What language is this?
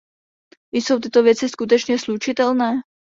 Czech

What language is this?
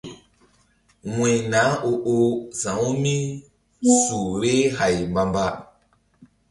Mbum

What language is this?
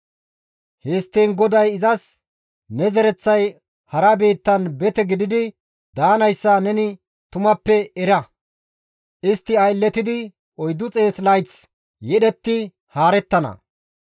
Gamo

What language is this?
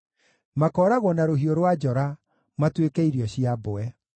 Kikuyu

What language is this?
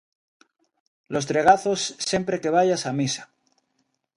Galician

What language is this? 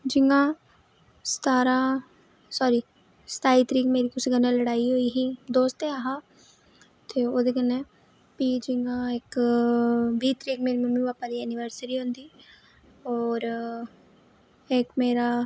Dogri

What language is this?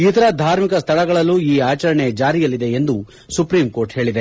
Kannada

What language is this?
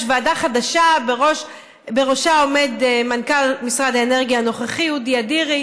Hebrew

